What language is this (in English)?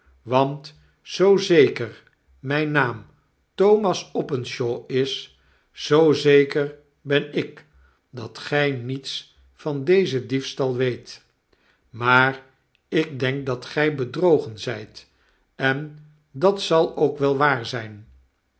Dutch